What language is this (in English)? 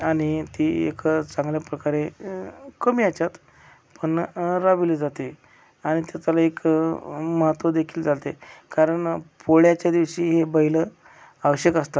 Marathi